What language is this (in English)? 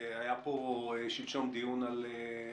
Hebrew